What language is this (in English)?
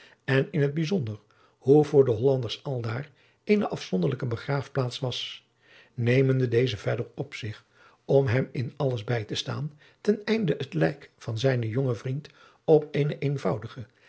Dutch